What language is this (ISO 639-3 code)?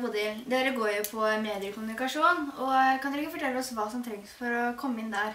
nor